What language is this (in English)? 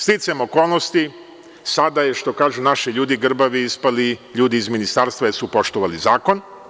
Serbian